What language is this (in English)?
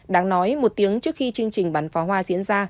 Vietnamese